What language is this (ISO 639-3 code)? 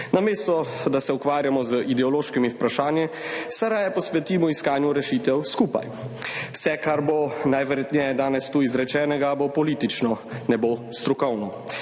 slv